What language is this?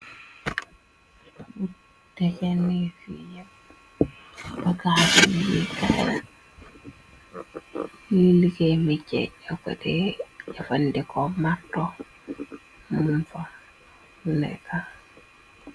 Wolof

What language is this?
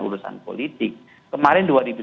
Indonesian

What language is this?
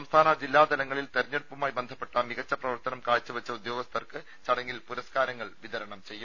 Malayalam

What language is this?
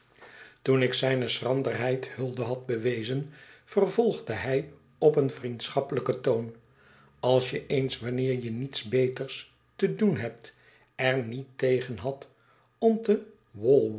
Dutch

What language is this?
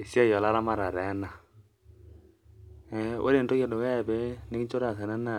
Masai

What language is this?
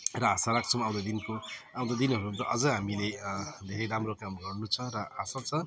Nepali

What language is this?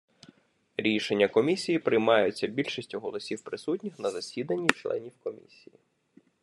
Ukrainian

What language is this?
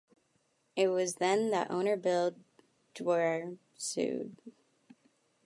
English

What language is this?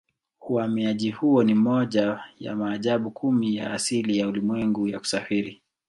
Swahili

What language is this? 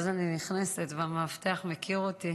Hebrew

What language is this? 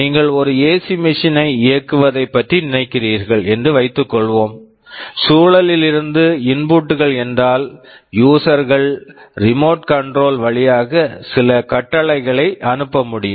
Tamil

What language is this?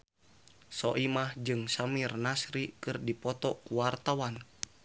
Sundanese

